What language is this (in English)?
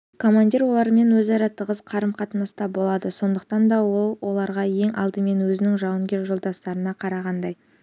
Kazakh